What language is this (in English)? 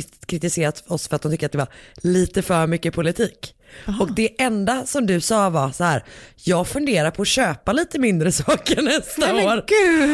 Swedish